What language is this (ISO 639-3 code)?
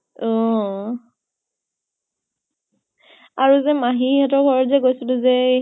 asm